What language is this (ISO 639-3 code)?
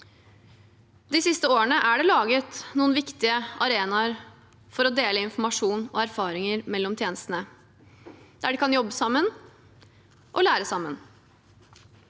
nor